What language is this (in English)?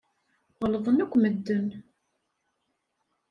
Kabyle